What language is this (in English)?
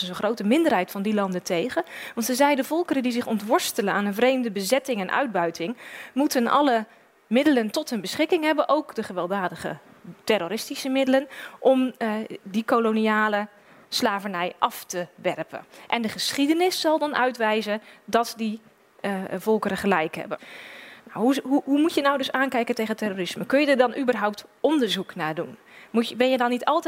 Dutch